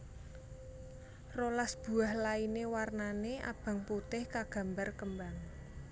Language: Javanese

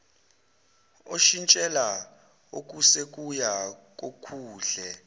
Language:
Zulu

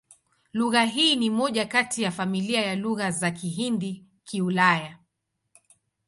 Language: Swahili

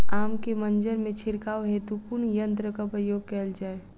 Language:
Maithili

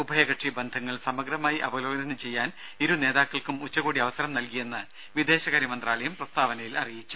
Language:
Malayalam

